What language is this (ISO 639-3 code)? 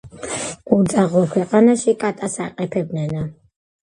kat